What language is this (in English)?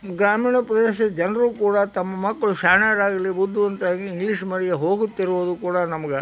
Kannada